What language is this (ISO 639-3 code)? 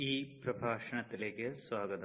mal